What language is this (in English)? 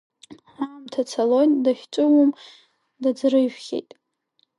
Abkhazian